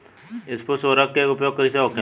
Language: Bhojpuri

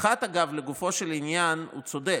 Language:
Hebrew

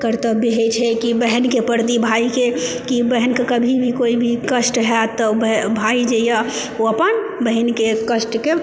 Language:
Maithili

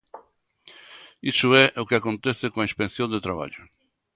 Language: Galician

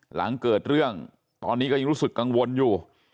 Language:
Thai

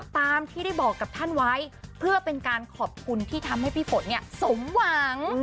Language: Thai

